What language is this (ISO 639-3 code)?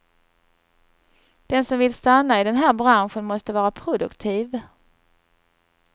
swe